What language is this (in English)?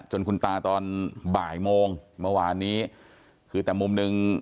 Thai